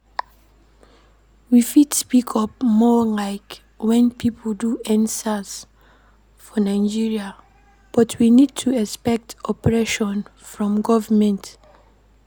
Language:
Nigerian Pidgin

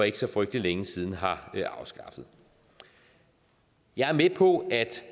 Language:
Danish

